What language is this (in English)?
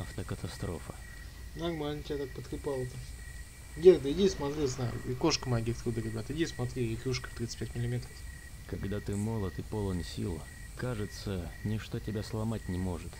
Russian